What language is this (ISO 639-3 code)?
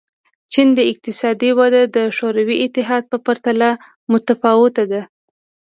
pus